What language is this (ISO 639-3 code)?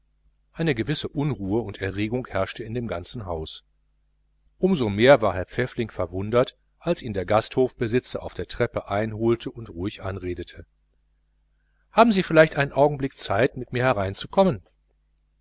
deu